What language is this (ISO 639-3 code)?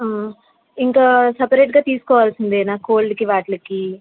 tel